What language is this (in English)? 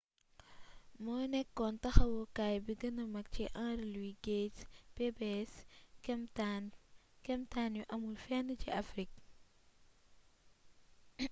Wolof